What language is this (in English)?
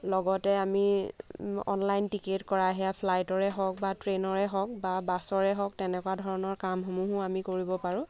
Assamese